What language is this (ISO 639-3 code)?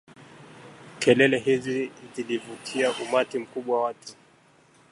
swa